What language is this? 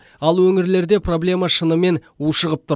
Kazakh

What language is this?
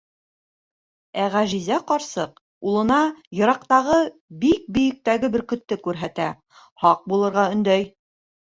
Bashkir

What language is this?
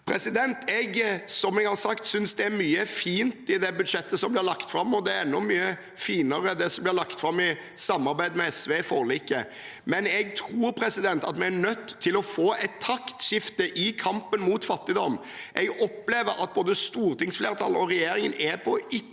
Norwegian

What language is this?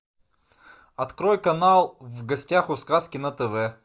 Russian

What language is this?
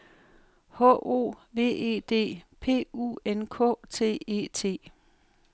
Danish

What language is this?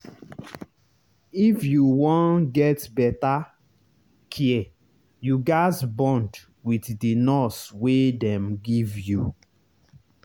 Nigerian Pidgin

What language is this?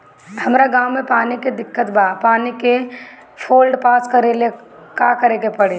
Bhojpuri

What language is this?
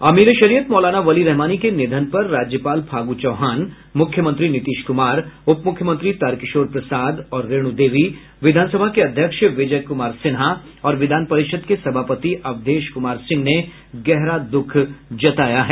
Hindi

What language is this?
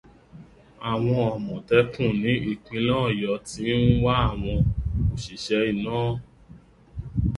Yoruba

